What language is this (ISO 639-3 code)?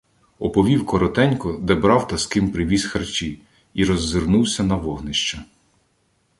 ukr